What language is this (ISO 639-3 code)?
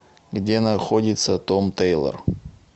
rus